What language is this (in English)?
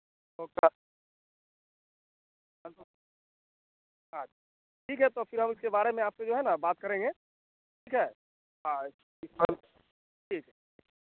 Hindi